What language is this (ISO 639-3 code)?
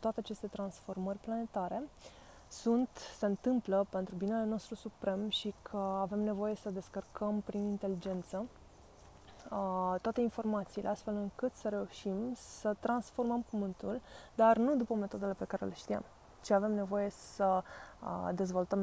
ron